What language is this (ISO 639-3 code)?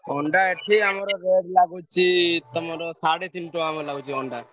ori